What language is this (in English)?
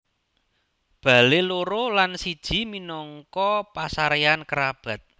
Javanese